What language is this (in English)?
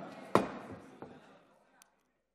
Hebrew